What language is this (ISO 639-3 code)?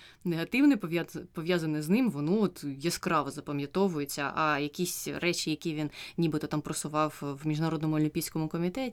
ukr